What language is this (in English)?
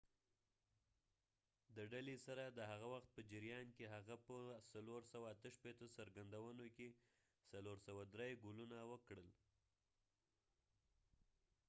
Pashto